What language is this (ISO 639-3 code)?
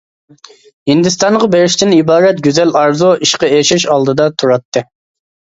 uig